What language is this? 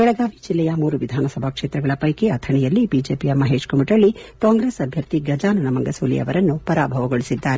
Kannada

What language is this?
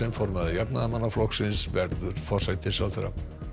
Icelandic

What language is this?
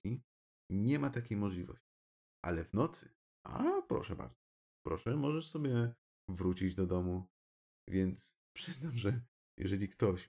Polish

